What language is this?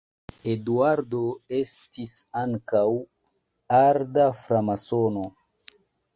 Esperanto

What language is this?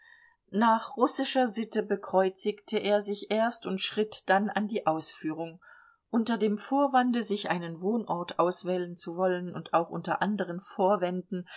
German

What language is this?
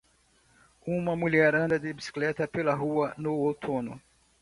Portuguese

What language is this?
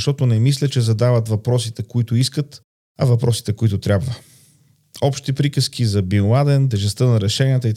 Bulgarian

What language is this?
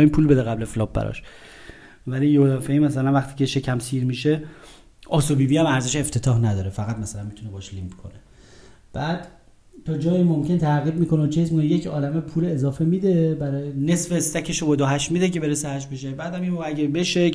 Persian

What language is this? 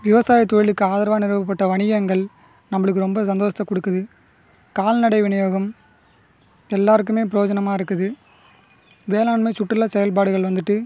Tamil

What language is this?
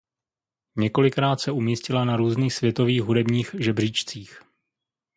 Czech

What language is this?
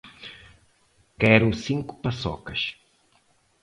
Portuguese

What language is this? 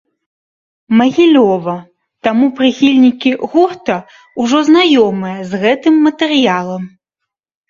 Belarusian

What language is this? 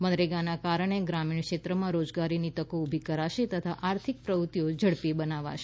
Gujarati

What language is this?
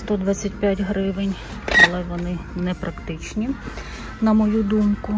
Ukrainian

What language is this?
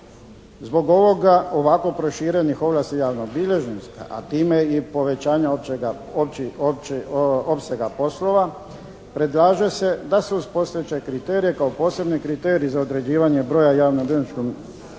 Croatian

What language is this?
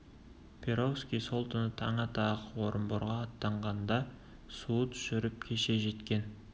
Kazakh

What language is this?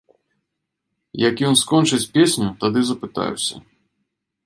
Belarusian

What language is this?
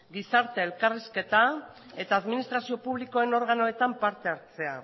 Basque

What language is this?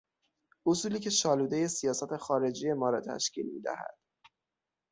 Persian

